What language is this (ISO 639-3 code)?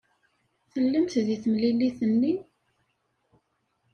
kab